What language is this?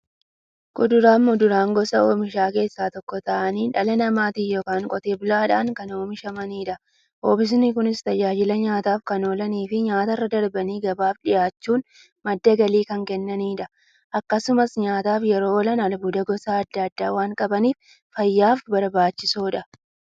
Oromo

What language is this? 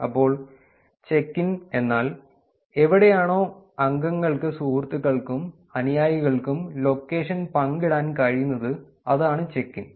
Malayalam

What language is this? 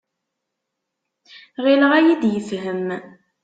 Kabyle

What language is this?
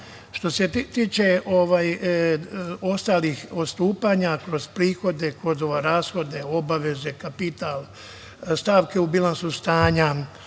Serbian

